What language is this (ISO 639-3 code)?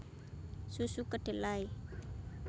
jav